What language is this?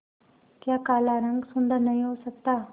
Hindi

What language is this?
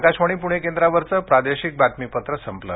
Marathi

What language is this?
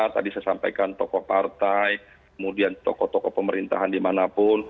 Indonesian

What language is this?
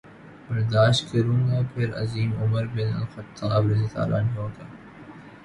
Urdu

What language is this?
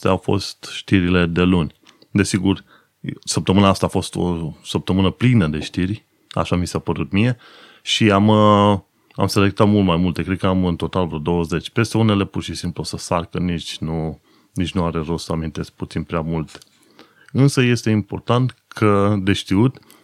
Romanian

